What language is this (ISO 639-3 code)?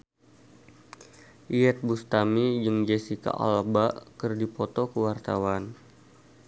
sun